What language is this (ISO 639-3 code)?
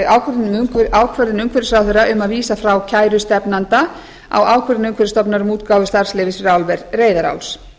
isl